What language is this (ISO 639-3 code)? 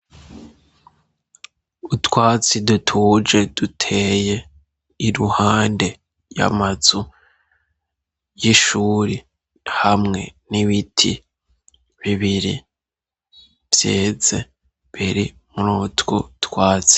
run